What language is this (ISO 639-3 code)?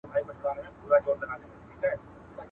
pus